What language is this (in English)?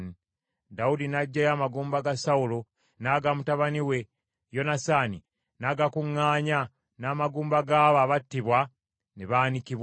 Ganda